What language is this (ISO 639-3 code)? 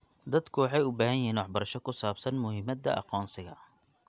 som